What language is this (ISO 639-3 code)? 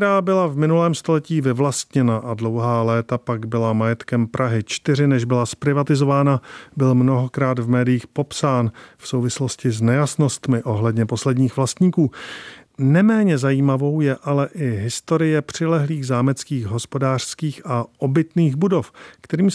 ces